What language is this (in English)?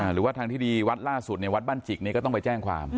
Thai